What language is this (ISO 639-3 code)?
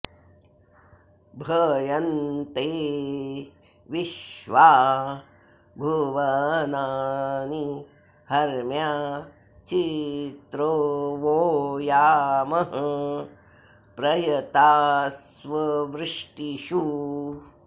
san